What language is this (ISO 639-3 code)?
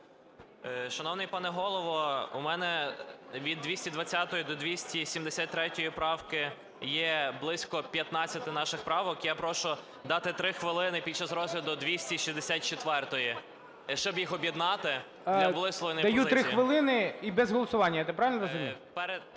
ukr